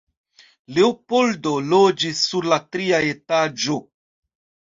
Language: Esperanto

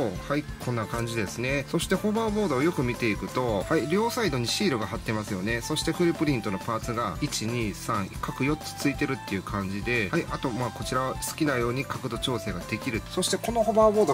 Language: Japanese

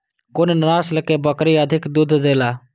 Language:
Maithili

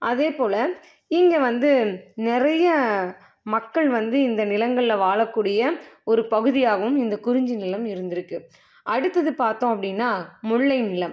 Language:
Tamil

